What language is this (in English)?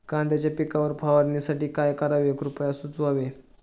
Marathi